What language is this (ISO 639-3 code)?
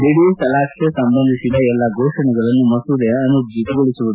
kan